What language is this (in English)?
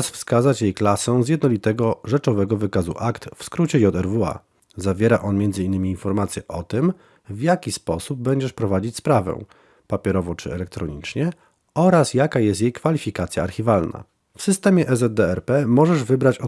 Polish